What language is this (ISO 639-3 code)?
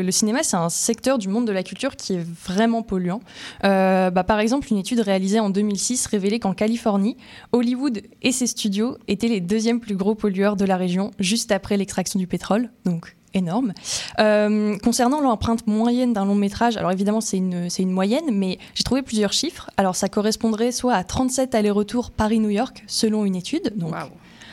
fra